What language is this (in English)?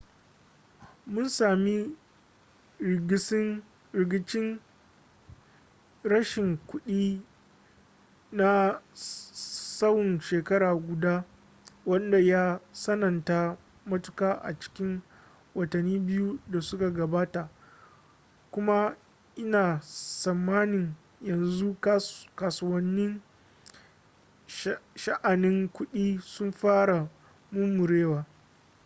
Hausa